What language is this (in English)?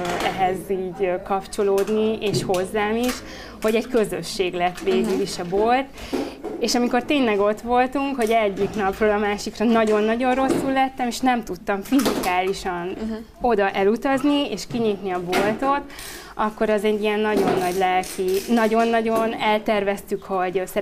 Hungarian